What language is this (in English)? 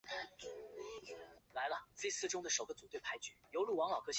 Chinese